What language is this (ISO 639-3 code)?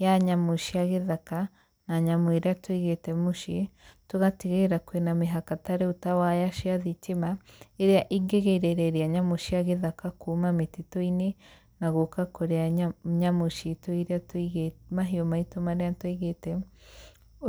kik